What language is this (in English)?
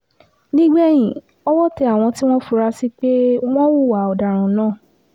Yoruba